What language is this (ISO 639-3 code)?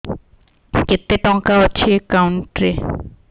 ori